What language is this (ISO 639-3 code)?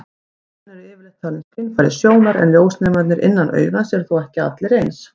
isl